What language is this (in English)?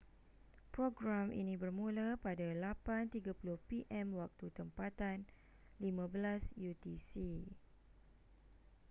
Malay